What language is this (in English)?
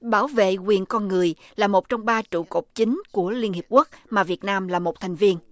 Vietnamese